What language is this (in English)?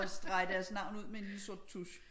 Danish